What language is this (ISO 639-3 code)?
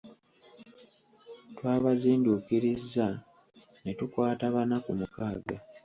lug